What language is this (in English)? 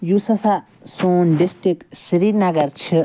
Kashmiri